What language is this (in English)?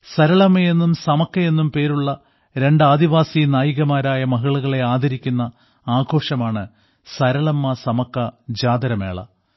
Malayalam